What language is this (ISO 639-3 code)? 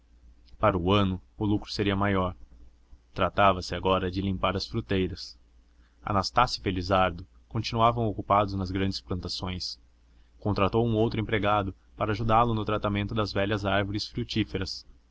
por